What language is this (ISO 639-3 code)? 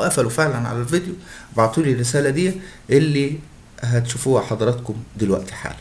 ara